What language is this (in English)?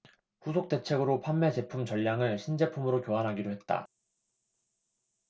Korean